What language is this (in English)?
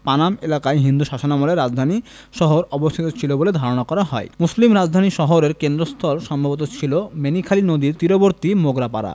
Bangla